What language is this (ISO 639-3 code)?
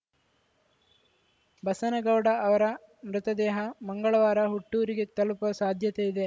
kan